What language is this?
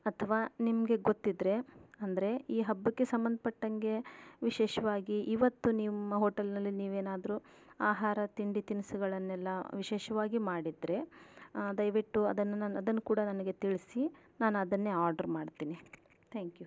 Kannada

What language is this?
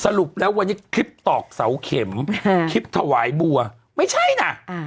Thai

